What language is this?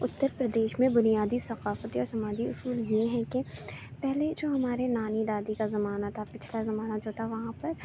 Urdu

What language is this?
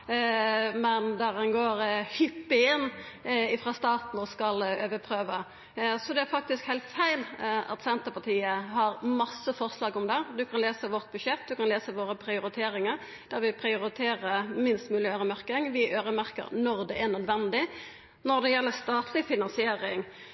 Norwegian Nynorsk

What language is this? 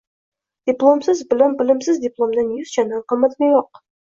Uzbek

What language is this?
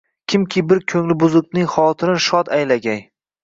Uzbek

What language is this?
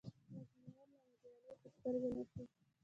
Pashto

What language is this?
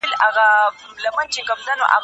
Pashto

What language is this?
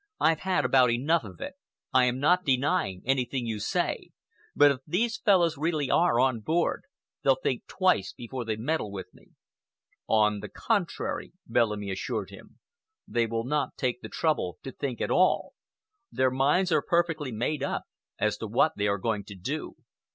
English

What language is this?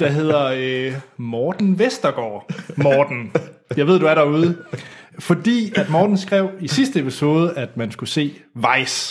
Danish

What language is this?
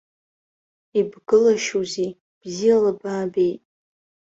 Abkhazian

